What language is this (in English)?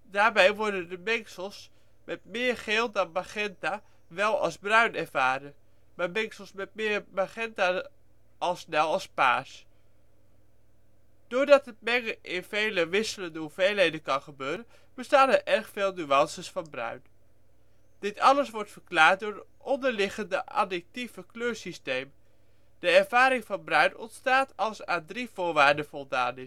Dutch